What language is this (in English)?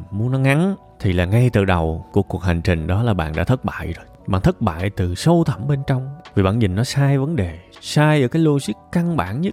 Vietnamese